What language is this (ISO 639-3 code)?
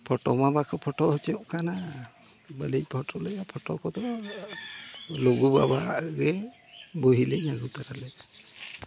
sat